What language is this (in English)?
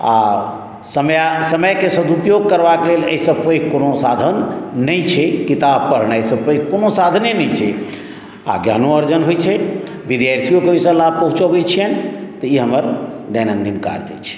Maithili